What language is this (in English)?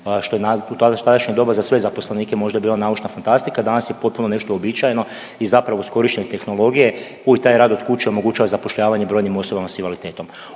Croatian